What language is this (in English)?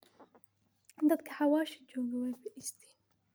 Somali